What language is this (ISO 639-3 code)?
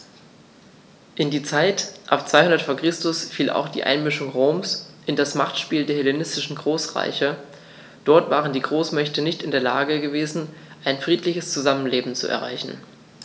deu